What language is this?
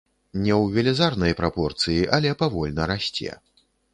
Belarusian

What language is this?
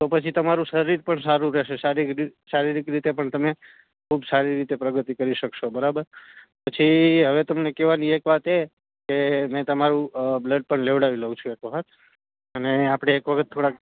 Gujarati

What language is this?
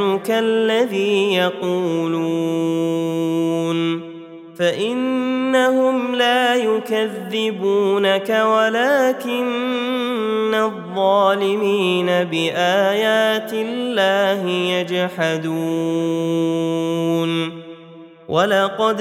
Arabic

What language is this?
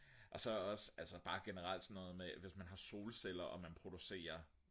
Danish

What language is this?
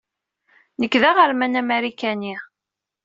Kabyle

